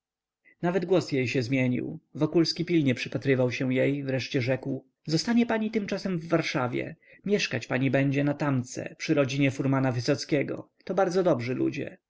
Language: Polish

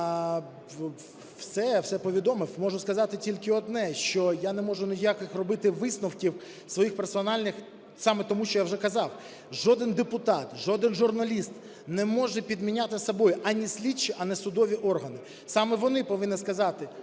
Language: Ukrainian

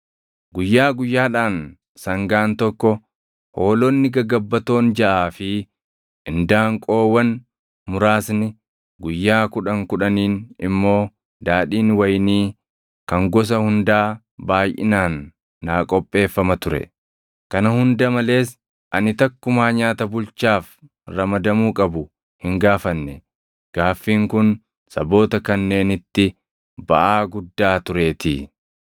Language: Oromo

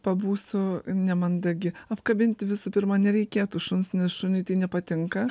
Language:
Lithuanian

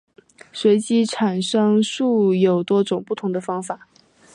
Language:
Chinese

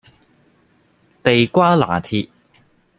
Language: Cantonese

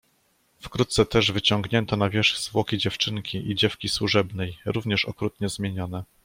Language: Polish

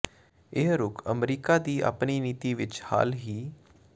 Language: Punjabi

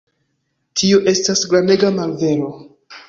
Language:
Esperanto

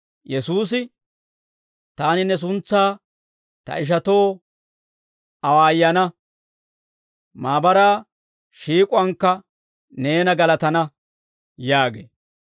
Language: Dawro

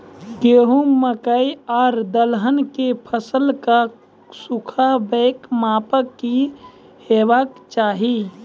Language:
Maithili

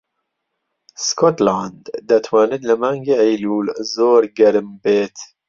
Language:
Central Kurdish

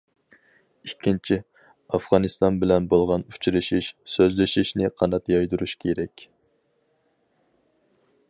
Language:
Uyghur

